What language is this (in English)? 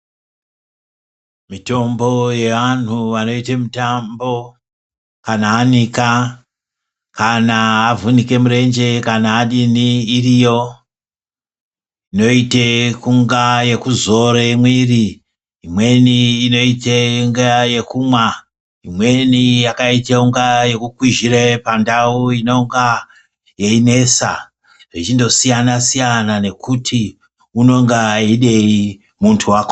Ndau